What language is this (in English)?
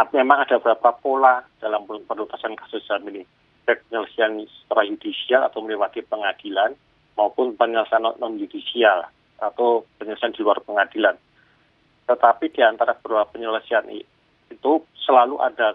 Indonesian